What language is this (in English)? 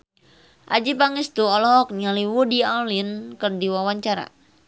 Sundanese